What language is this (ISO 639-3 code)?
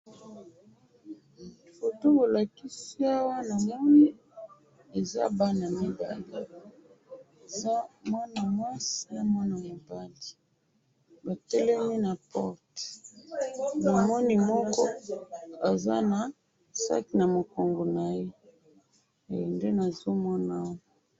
lin